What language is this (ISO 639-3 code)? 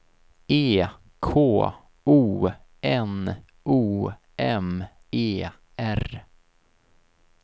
swe